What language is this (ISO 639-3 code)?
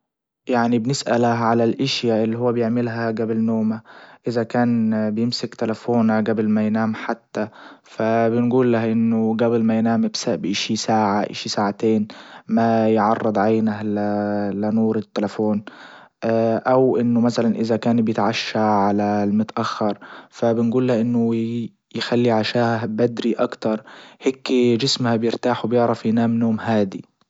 ayl